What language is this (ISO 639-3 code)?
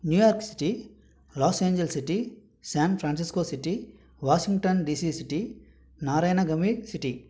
tel